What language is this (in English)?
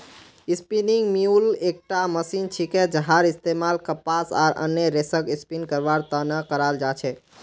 Magahi